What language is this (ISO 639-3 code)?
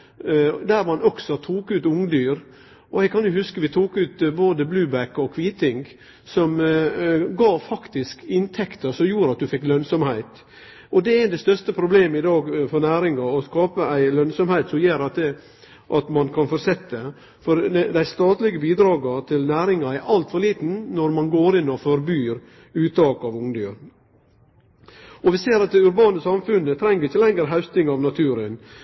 nno